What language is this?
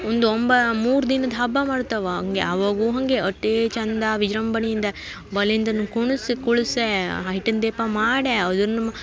Kannada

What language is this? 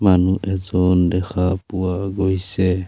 Assamese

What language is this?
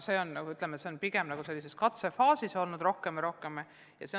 Estonian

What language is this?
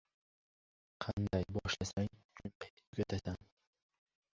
Uzbek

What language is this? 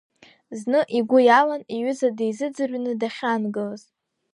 Abkhazian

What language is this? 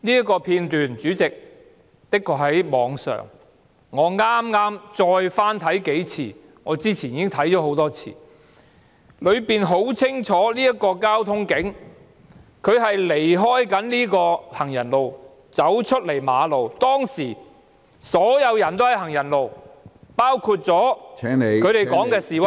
Cantonese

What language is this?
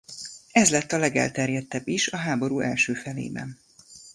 Hungarian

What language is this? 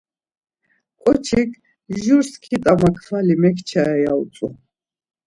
Laz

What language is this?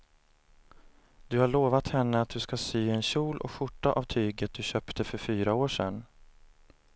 Swedish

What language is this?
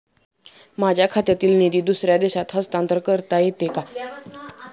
Marathi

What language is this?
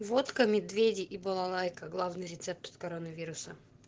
Russian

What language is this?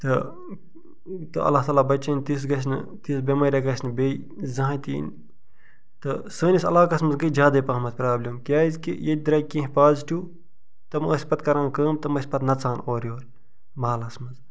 Kashmiri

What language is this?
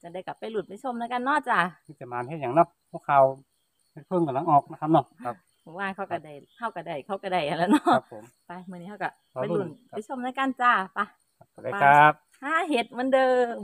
Thai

